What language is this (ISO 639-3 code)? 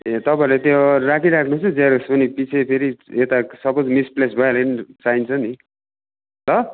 nep